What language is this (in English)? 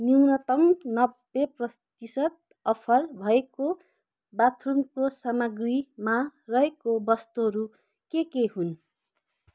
Nepali